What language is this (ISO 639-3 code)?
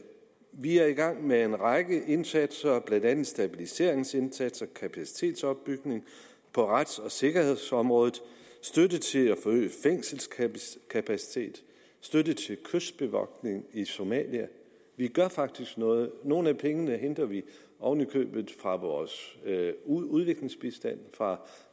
dan